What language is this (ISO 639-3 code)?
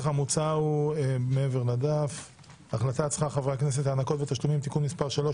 heb